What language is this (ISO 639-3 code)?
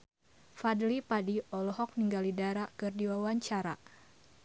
sun